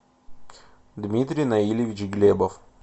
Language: Russian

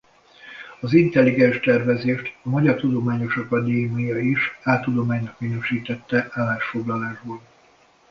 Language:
Hungarian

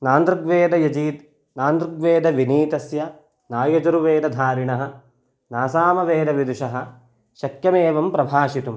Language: Sanskrit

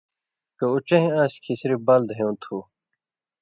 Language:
Indus Kohistani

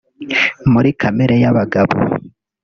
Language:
Kinyarwanda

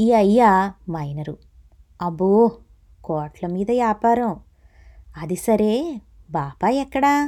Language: Telugu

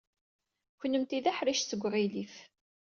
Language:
Kabyle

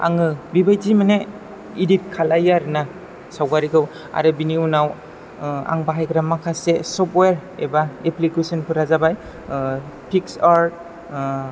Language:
Bodo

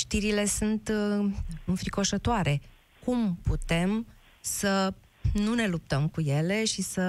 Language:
Romanian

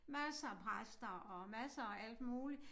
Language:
Danish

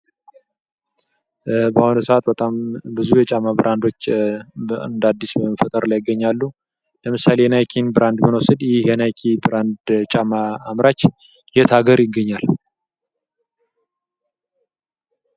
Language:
Amharic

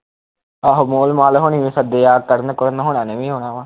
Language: Punjabi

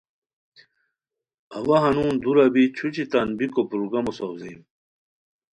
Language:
Khowar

